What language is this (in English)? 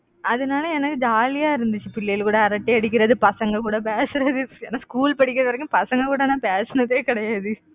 Tamil